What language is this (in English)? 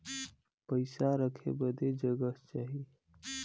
Bhojpuri